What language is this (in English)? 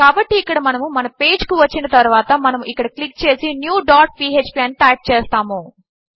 Telugu